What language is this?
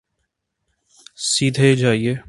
Urdu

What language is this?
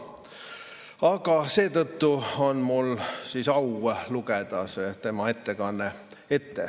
Estonian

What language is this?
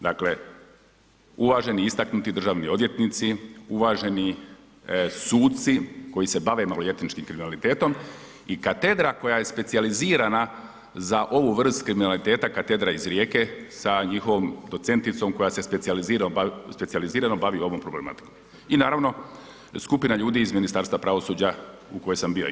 Croatian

